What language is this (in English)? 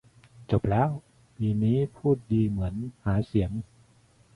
Thai